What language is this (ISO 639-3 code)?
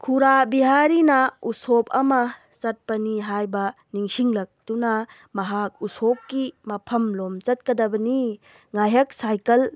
mni